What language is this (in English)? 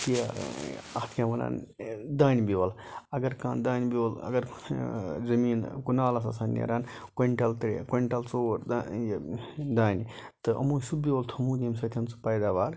Kashmiri